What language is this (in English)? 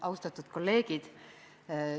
Estonian